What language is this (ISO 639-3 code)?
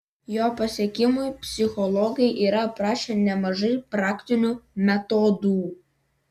lit